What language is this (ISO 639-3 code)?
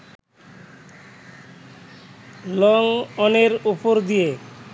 ben